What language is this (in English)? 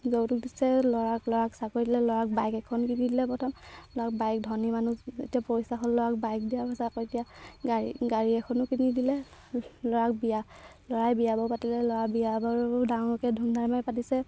Assamese